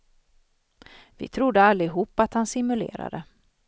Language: Swedish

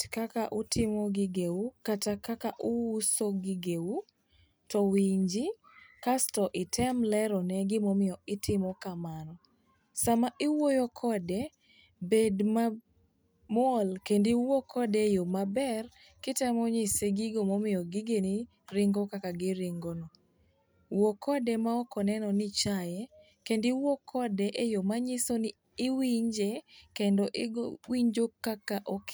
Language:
Luo (Kenya and Tanzania)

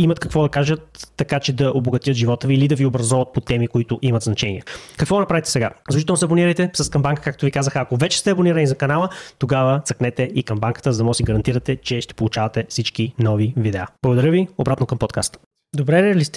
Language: Bulgarian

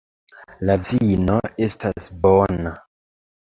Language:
Esperanto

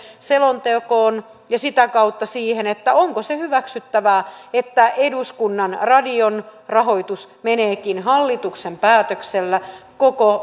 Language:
Finnish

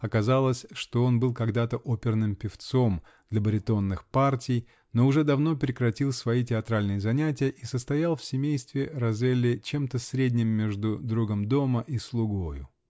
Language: Russian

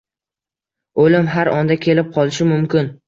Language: Uzbek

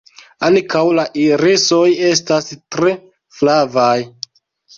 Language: Esperanto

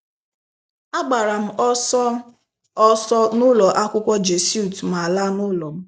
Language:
Igbo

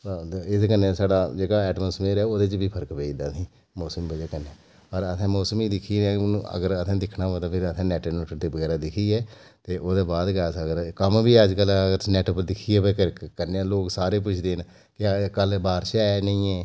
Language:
Dogri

